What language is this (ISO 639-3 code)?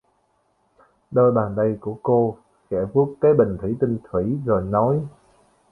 vie